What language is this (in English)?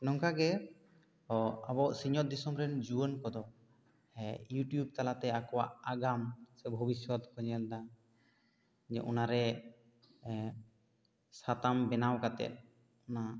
Santali